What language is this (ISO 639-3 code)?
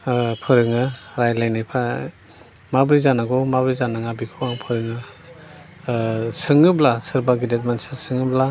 brx